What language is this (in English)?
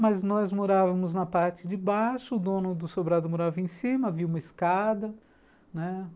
Portuguese